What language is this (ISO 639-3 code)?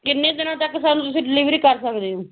pan